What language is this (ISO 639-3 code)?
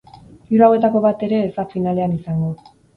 eus